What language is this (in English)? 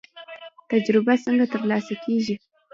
Pashto